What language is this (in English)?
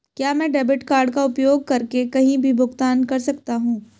Hindi